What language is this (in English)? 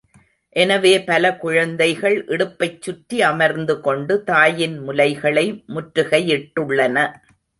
Tamil